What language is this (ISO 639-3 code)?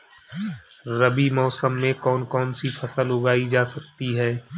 hin